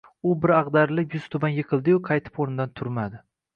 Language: Uzbek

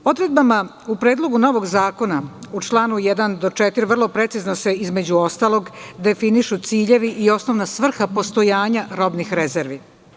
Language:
Serbian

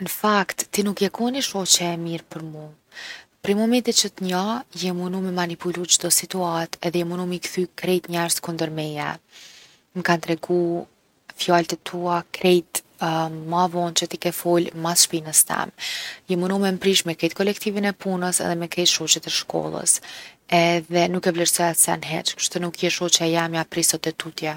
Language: Gheg Albanian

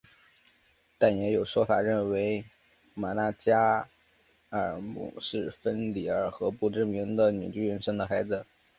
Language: Chinese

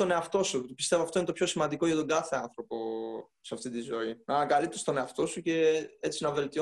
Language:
Greek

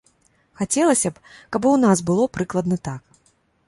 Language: Belarusian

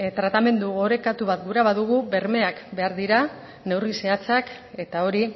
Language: Basque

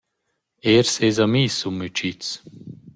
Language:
Romansh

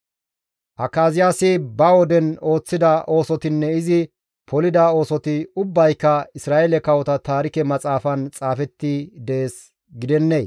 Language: Gamo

